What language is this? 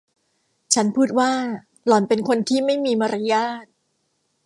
Thai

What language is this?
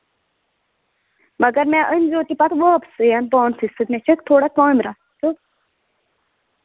Kashmiri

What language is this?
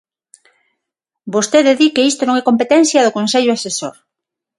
Galician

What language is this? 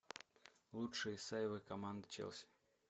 Russian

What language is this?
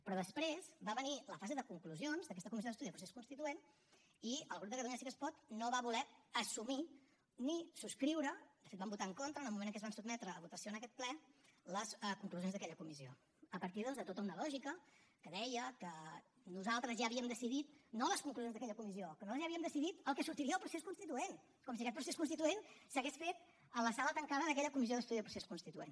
Catalan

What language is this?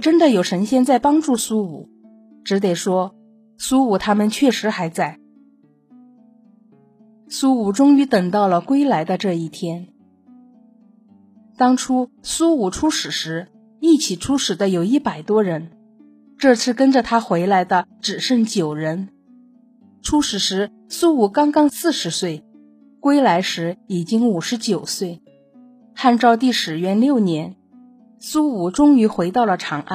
Chinese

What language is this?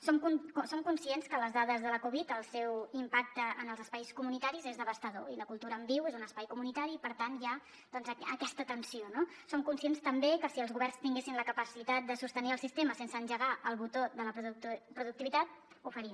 Catalan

